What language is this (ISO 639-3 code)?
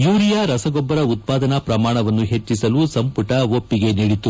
kan